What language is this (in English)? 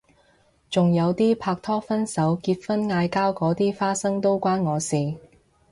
Cantonese